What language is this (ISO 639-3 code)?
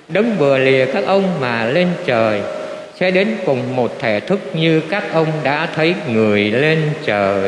vie